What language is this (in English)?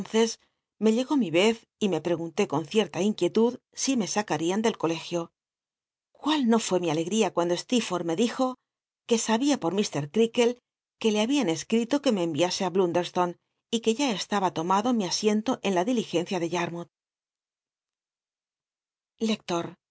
Spanish